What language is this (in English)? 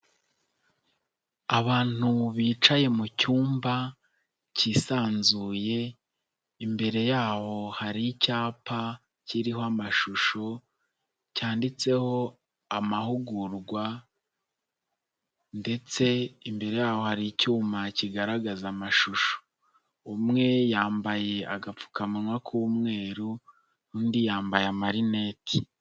Kinyarwanda